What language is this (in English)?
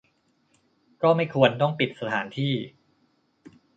Thai